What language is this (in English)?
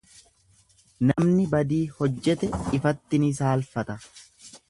Oromo